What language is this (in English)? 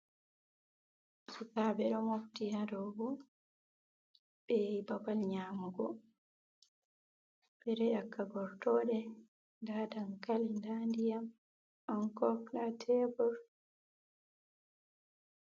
Fula